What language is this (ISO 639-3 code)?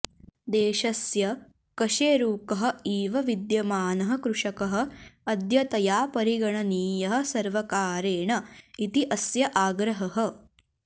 san